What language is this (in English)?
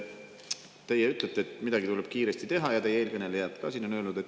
Estonian